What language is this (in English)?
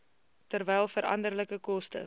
Afrikaans